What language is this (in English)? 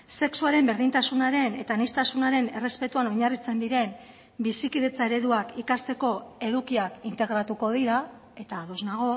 Basque